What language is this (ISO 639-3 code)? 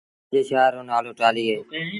sbn